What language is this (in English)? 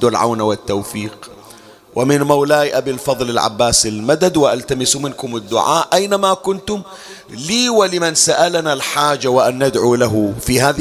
Arabic